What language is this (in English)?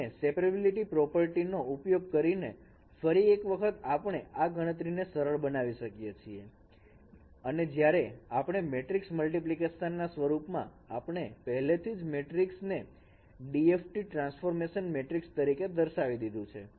Gujarati